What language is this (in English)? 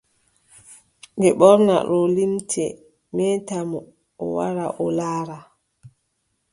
Adamawa Fulfulde